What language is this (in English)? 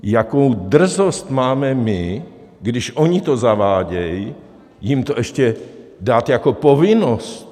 Czech